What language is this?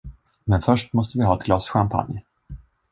Swedish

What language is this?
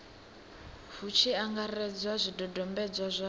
Venda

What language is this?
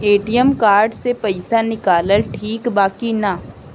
Bhojpuri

